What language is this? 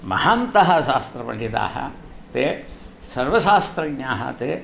Sanskrit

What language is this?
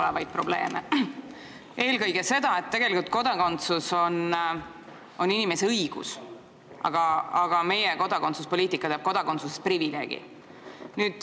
Estonian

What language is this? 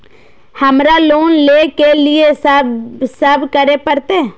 Maithili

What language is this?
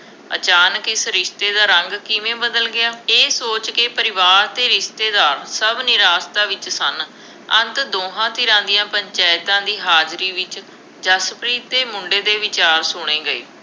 Punjabi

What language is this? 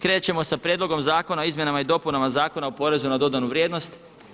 Croatian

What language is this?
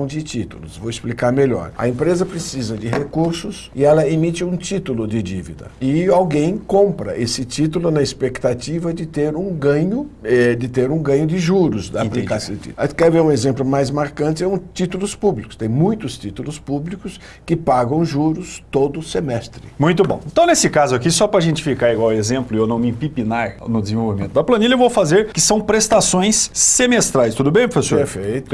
Portuguese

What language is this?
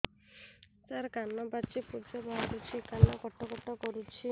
Odia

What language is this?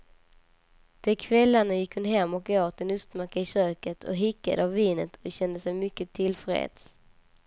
Swedish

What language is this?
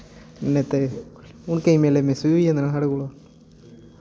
Dogri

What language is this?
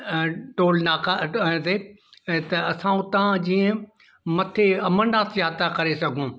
Sindhi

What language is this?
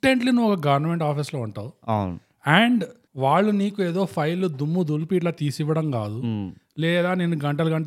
Telugu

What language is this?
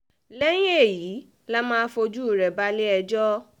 Yoruba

